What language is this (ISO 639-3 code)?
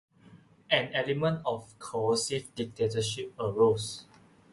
eng